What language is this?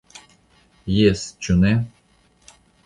Esperanto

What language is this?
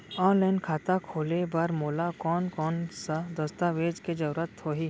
Chhattisgarhi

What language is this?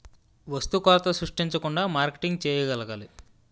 Telugu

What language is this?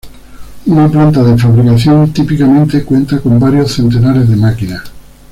Spanish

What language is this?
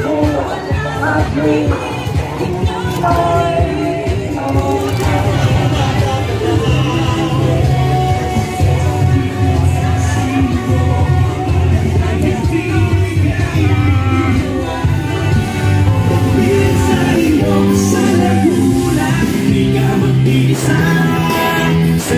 Indonesian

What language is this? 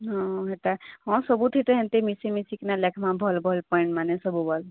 Odia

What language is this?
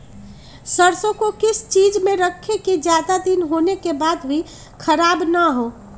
Magahi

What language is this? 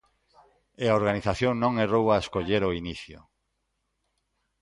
Galician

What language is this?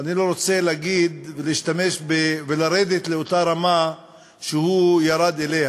Hebrew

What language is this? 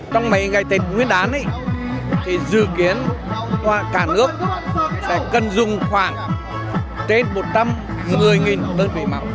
Vietnamese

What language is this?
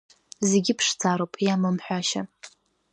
Abkhazian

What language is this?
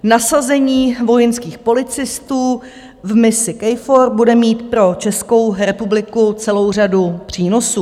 Czech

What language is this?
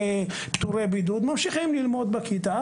Hebrew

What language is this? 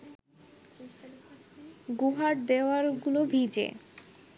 Bangla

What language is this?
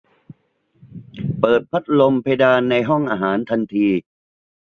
Thai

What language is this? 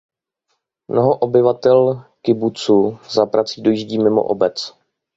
Czech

